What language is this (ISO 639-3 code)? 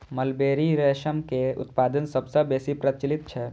mai